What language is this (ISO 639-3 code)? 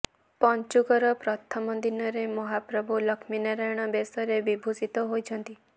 ori